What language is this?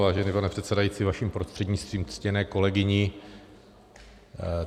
Czech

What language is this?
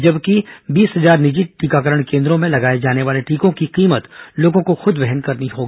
Hindi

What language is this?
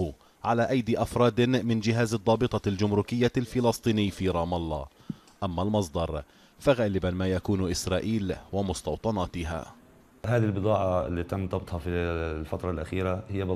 Arabic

